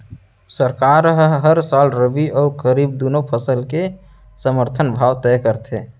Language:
Chhattisgarhi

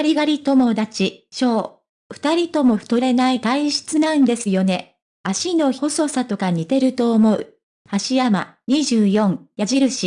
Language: Japanese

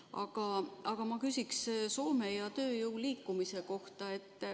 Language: Estonian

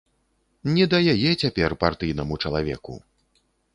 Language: Belarusian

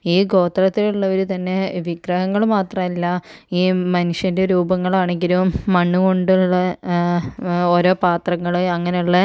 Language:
Malayalam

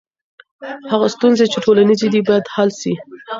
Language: Pashto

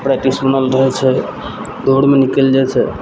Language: Maithili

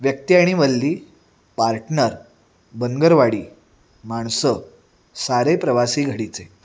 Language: Marathi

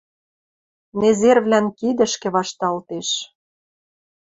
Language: Western Mari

